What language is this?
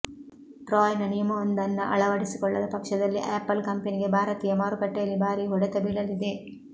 Kannada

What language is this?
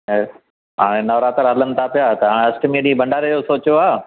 Sindhi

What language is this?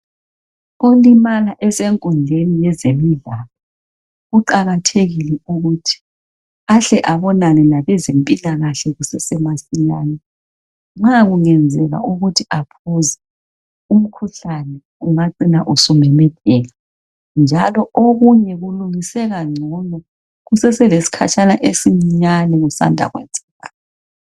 North Ndebele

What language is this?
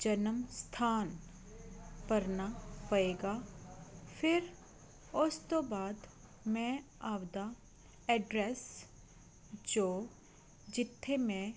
Punjabi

